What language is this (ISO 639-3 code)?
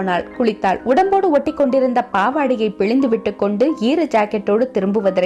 tam